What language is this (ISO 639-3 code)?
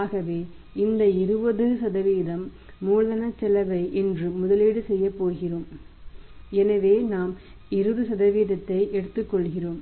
tam